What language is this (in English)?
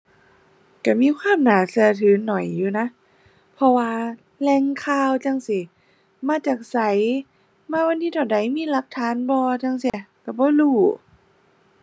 Thai